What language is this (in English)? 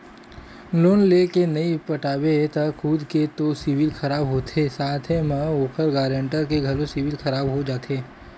Chhattisgarhi